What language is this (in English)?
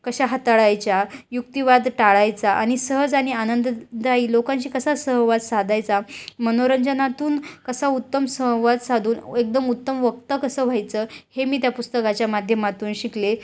Marathi